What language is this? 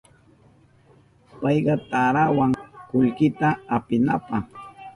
Southern Pastaza Quechua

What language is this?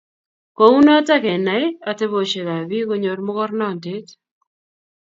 Kalenjin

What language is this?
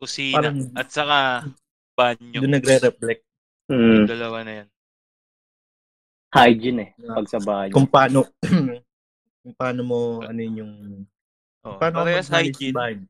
Filipino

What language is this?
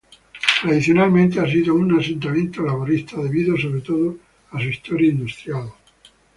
Spanish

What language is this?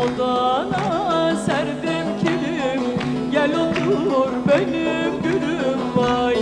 Turkish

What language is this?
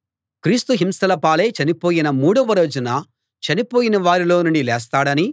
Telugu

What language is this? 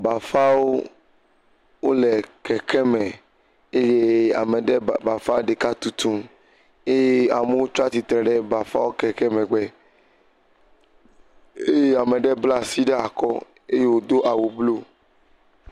Ewe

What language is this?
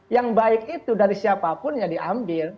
Indonesian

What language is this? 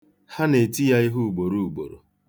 Igbo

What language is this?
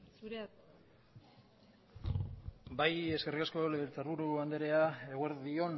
Basque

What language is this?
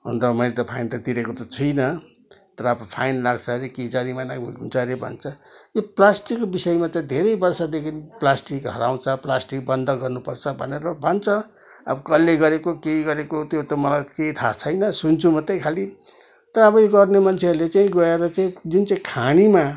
Nepali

